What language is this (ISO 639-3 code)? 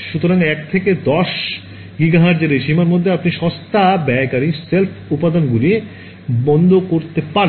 ben